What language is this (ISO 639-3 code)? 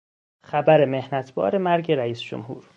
fas